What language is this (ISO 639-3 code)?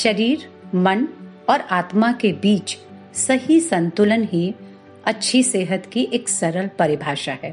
hin